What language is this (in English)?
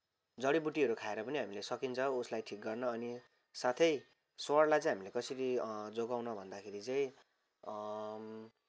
Nepali